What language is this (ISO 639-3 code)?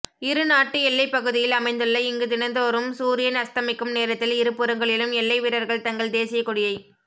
tam